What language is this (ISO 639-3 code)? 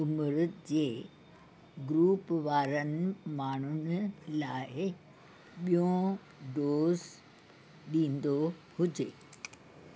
snd